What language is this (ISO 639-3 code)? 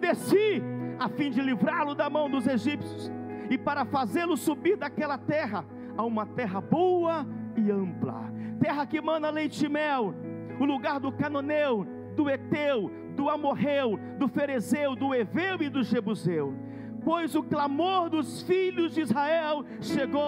por